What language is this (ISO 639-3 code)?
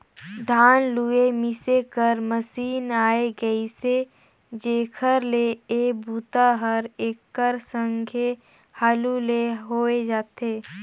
hne